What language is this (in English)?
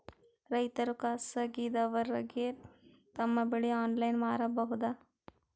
Kannada